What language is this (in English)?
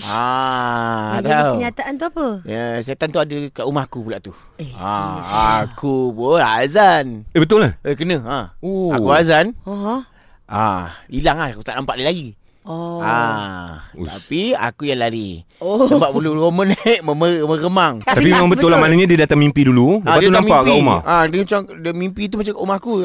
Malay